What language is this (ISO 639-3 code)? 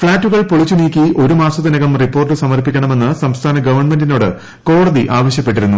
mal